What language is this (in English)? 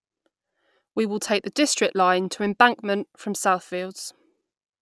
English